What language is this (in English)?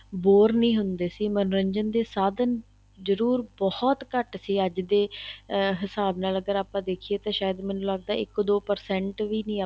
Punjabi